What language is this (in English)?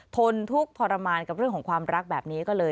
Thai